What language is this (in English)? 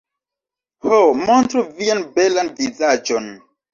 Esperanto